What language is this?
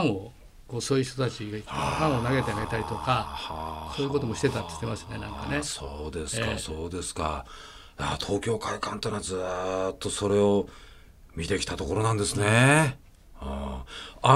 Japanese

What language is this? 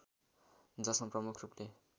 Nepali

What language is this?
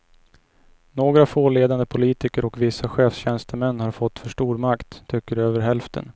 Swedish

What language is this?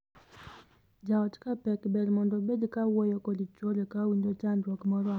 Luo (Kenya and Tanzania)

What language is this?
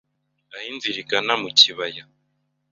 Kinyarwanda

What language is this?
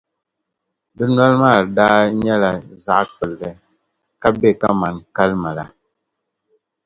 Dagbani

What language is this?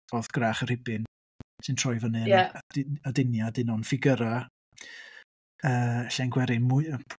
Welsh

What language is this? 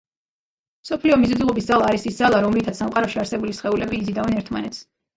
Georgian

